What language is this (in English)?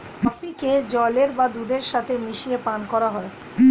Bangla